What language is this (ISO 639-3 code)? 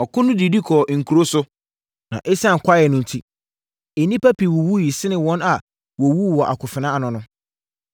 aka